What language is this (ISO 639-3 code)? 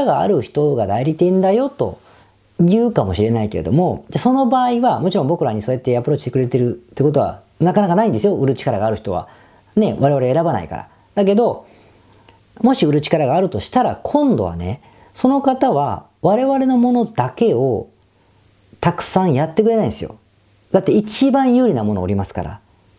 jpn